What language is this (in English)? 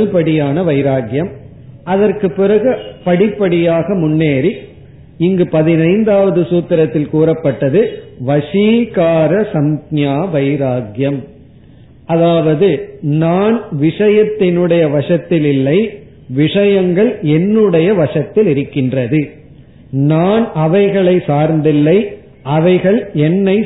Tamil